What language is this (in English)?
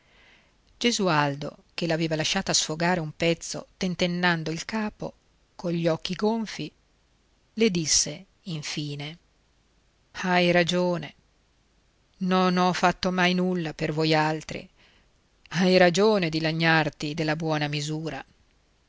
Italian